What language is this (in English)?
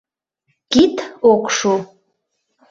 Mari